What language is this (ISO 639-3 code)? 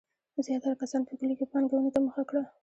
pus